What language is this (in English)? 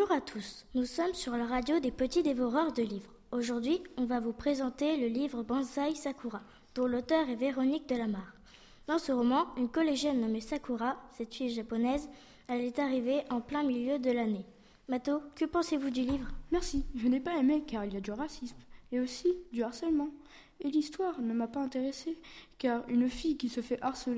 French